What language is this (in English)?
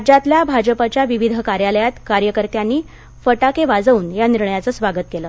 Marathi